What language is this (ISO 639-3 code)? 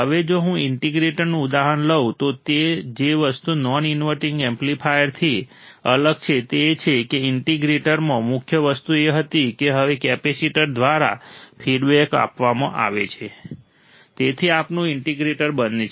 guj